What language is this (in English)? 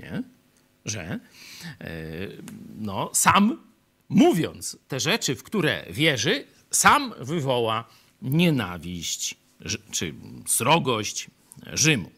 Polish